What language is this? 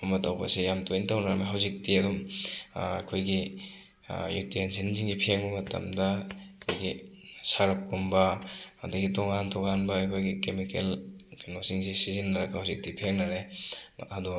Manipuri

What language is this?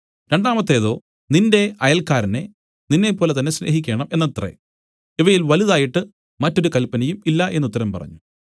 Malayalam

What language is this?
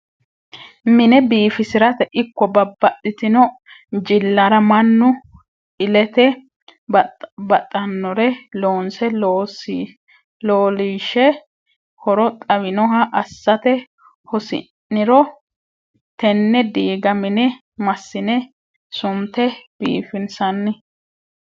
Sidamo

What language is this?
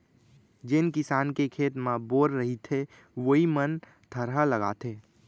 Chhattisgarhi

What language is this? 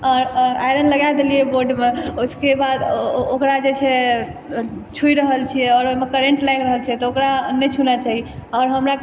Maithili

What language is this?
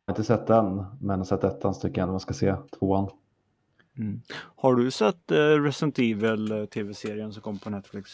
Swedish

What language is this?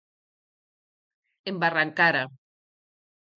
Galician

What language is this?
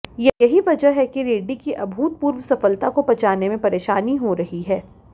Hindi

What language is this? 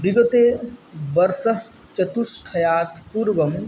Sanskrit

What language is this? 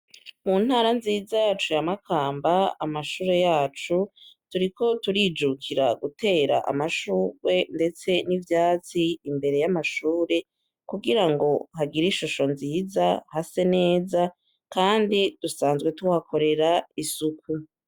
Rundi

